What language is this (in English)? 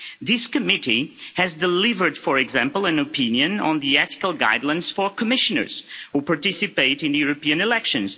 English